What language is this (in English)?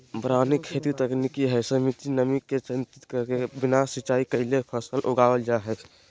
Magahi